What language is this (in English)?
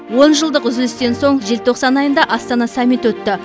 Kazakh